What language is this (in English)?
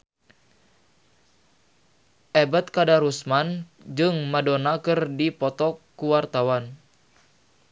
Sundanese